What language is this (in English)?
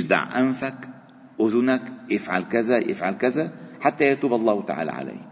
Arabic